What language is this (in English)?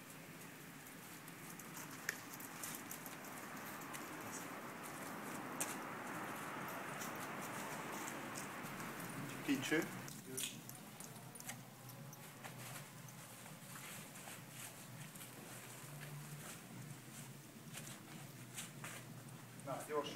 Hungarian